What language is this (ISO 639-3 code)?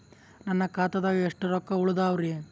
kan